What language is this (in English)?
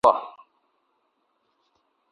Urdu